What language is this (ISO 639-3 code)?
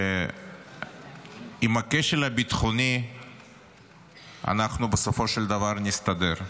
heb